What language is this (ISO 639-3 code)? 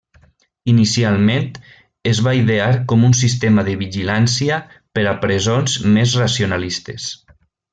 cat